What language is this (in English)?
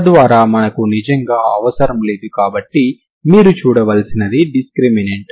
Telugu